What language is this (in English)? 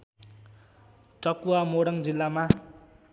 Nepali